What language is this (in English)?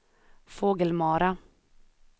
Swedish